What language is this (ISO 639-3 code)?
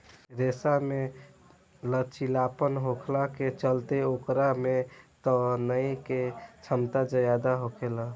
bho